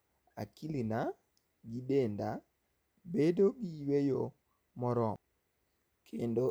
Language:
Luo (Kenya and Tanzania)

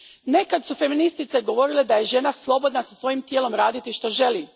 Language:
Croatian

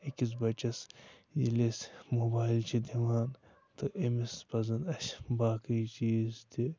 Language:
Kashmiri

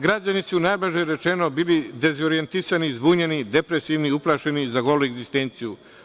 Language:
Serbian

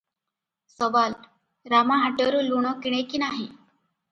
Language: Odia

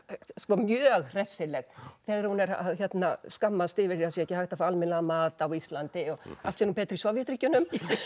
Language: Icelandic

